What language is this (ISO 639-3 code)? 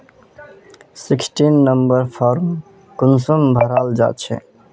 mag